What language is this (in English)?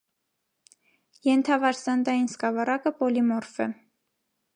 Armenian